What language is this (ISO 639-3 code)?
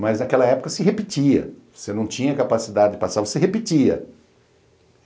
por